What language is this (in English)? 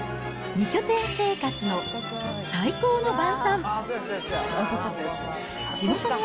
Japanese